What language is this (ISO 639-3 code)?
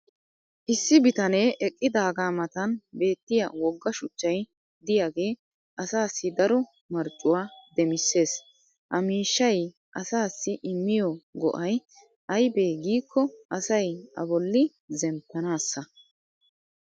wal